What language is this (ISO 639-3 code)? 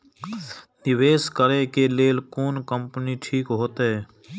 mai